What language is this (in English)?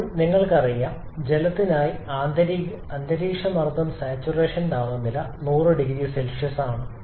Malayalam